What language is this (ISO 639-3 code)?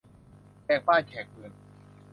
tha